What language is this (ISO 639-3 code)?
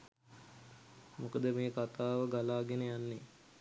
sin